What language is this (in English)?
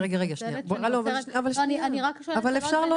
Hebrew